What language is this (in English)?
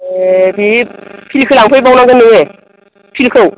Bodo